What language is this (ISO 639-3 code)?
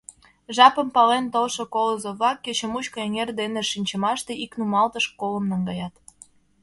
chm